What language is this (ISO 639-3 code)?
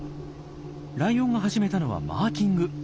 jpn